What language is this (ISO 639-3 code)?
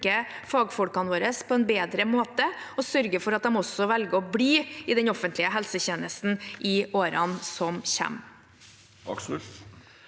nor